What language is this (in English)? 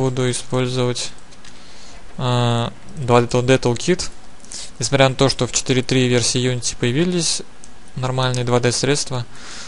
Russian